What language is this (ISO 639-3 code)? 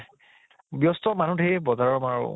asm